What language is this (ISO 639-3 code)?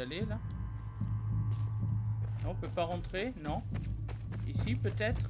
fra